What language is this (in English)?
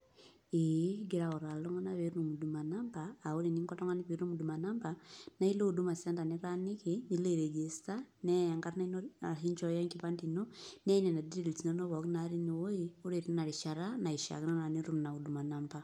Masai